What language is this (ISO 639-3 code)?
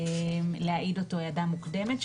heb